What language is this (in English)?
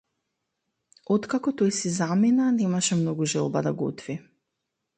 Macedonian